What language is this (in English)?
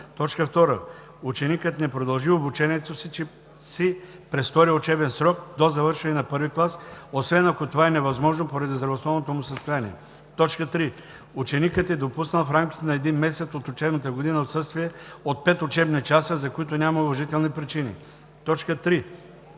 Bulgarian